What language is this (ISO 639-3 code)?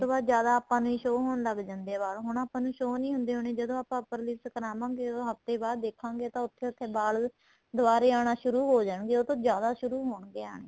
pan